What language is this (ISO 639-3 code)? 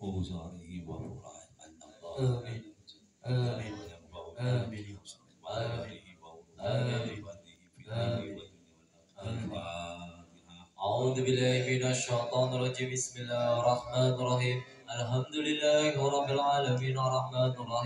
ind